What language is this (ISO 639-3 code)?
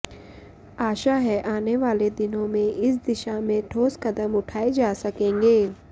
san